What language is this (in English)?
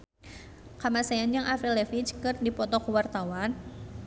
Sundanese